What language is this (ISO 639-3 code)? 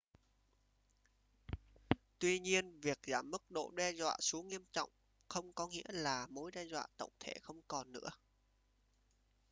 vie